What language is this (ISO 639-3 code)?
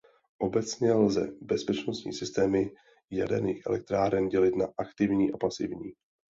ces